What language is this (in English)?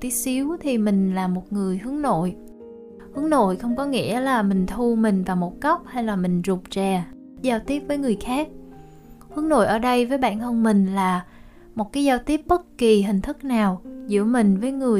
Vietnamese